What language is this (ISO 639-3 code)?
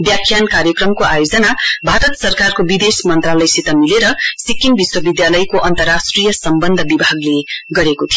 nep